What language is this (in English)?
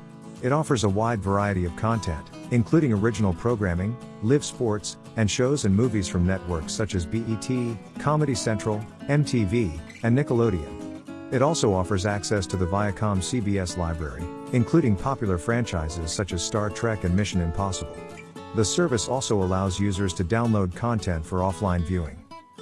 English